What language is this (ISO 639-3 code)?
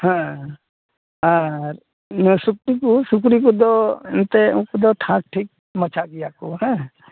sat